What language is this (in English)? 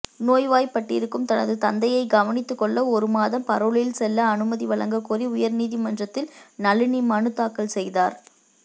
Tamil